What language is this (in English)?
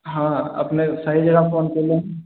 Maithili